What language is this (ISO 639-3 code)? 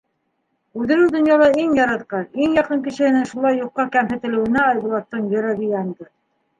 bak